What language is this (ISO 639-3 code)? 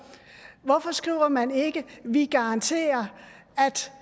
dan